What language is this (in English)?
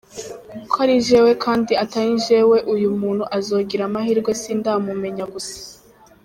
Kinyarwanda